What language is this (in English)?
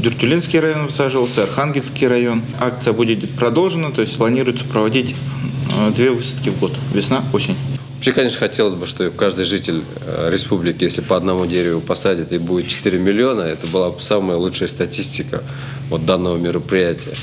Russian